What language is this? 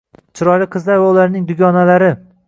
Uzbek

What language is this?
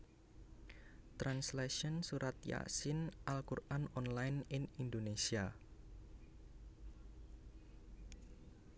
Javanese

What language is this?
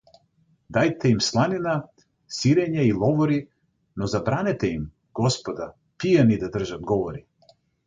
Macedonian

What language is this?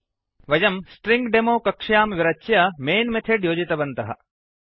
Sanskrit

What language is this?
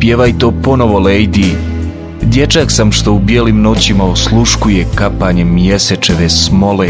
Croatian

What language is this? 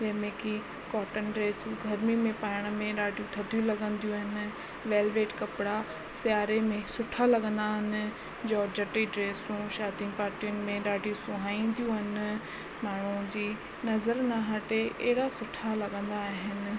Sindhi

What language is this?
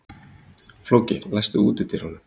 Icelandic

